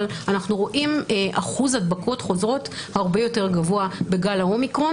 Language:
Hebrew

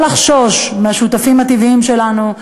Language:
Hebrew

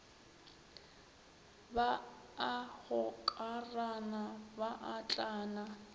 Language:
Northern Sotho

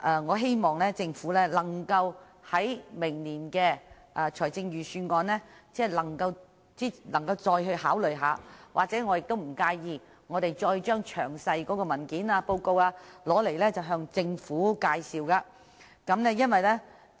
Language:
Cantonese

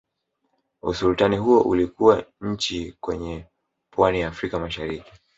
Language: Swahili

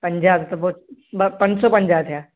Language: Sindhi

